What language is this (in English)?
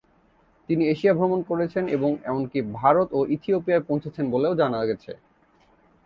Bangla